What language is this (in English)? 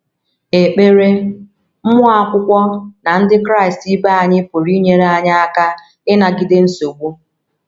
Igbo